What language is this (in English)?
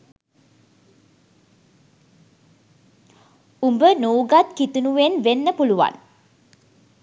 Sinhala